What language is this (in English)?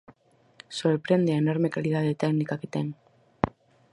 Galician